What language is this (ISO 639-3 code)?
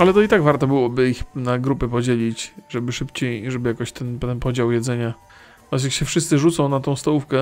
pol